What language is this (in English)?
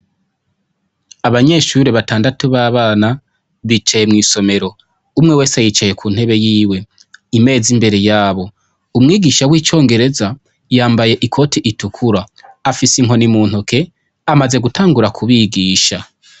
Rundi